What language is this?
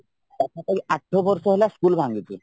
Odia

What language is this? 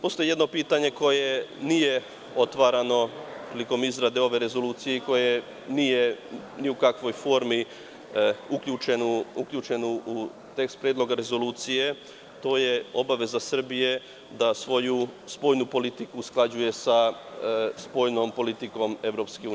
Serbian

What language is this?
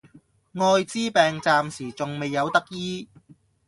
Cantonese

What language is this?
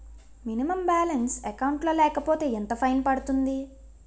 Telugu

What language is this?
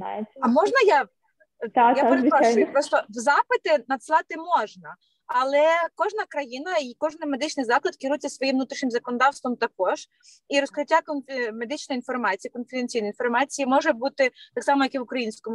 Ukrainian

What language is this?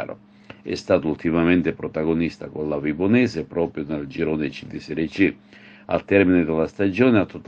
Italian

